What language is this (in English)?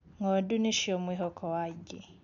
Kikuyu